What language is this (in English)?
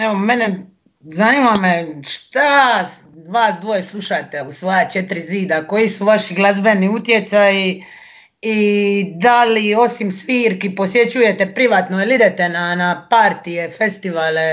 Croatian